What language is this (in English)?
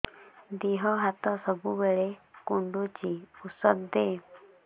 Odia